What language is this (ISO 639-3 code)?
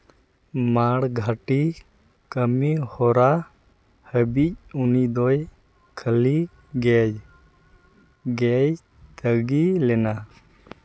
sat